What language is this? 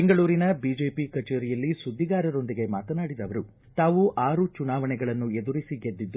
Kannada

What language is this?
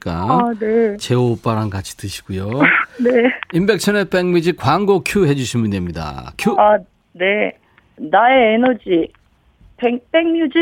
Korean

